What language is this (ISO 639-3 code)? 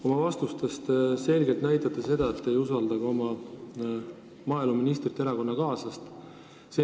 est